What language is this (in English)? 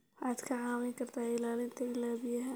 Somali